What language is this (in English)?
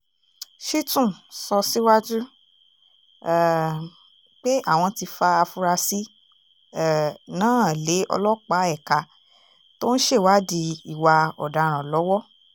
Yoruba